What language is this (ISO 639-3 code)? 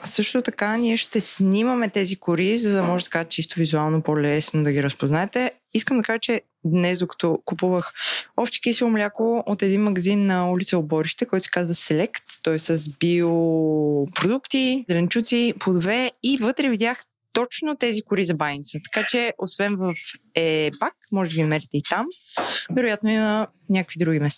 bul